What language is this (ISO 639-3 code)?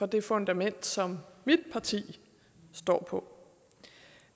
dan